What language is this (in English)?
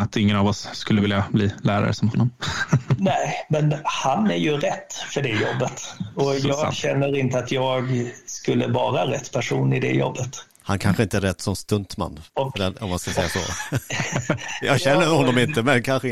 Swedish